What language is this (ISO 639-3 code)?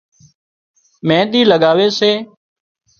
kxp